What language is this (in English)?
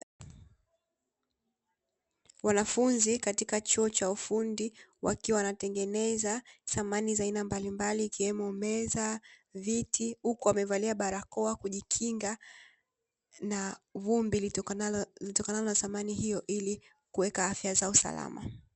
Swahili